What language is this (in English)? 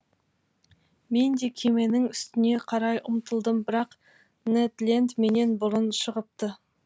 Kazakh